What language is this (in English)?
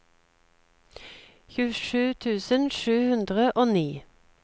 Norwegian